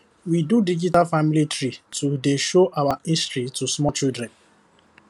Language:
Nigerian Pidgin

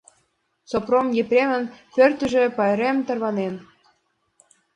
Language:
Mari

